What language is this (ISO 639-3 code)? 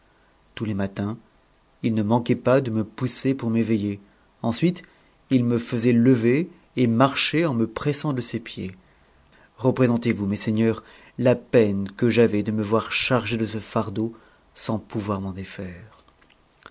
fra